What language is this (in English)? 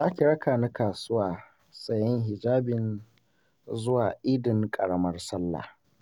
Hausa